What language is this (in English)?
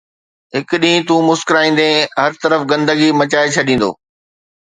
Sindhi